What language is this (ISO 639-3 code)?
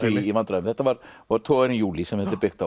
isl